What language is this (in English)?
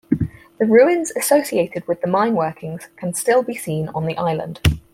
English